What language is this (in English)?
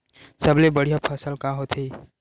Chhattisgarhi